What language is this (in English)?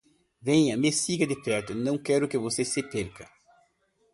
Portuguese